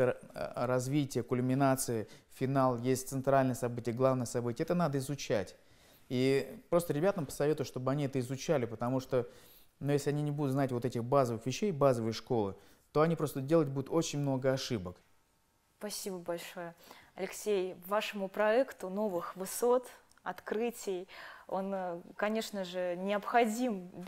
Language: Russian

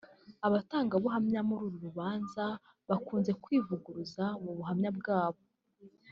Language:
Kinyarwanda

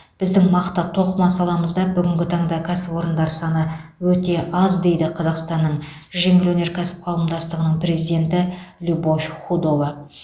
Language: Kazakh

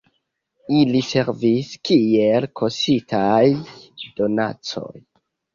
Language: Esperanto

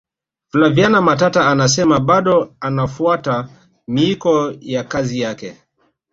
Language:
Swahili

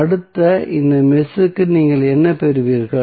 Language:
Tamil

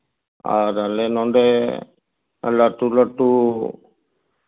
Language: Santali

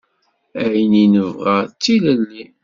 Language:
Kabyle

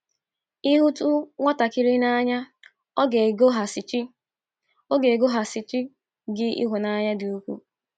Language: Igbo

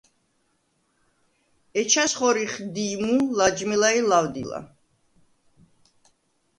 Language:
Svan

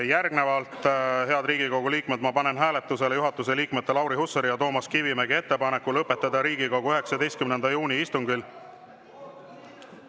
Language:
Estonian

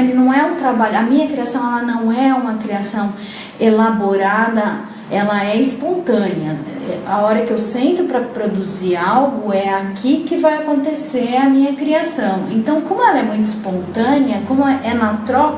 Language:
Portuguese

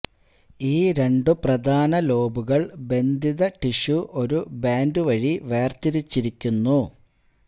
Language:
Malayalam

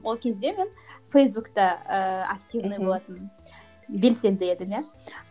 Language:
Kazakh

